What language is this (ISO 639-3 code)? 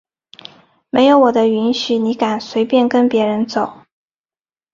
zho